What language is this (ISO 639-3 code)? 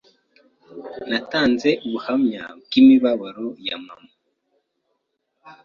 kin